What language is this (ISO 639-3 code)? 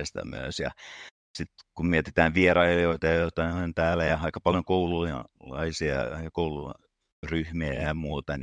fin